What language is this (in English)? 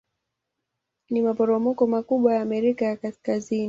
Swahili